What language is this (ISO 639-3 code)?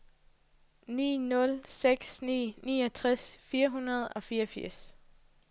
dan